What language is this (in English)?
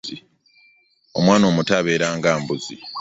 Ganda